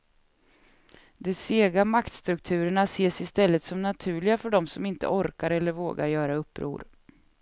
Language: Swedish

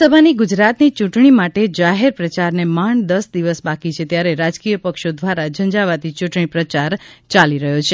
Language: Gujarati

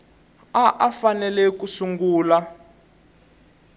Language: Tsonga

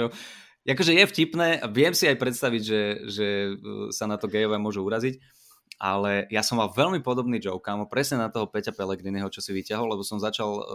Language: Slovak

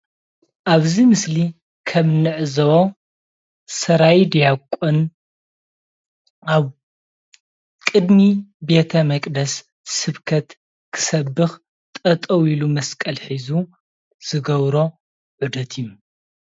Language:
Tigrinya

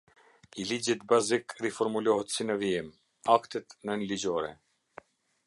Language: Albanian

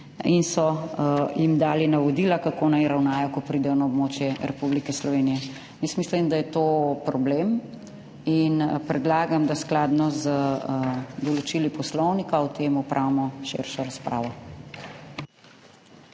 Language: Slovenian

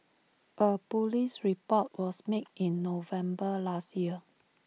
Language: English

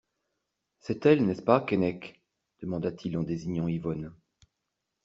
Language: French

